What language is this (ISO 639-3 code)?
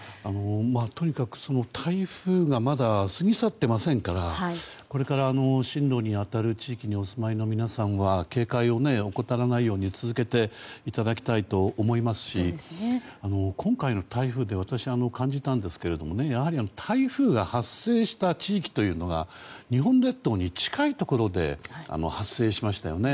jpn